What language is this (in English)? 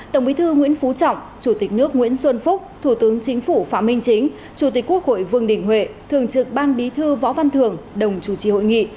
Vietnamese